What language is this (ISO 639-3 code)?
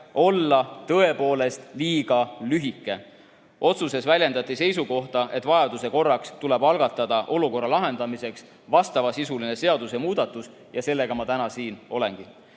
est